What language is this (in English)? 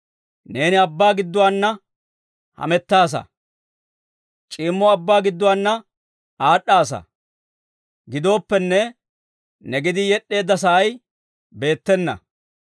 Dawro